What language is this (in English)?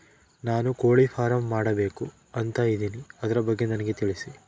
Kannada